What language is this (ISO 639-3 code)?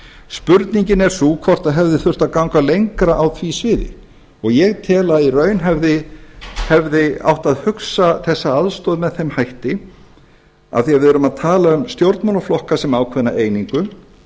isl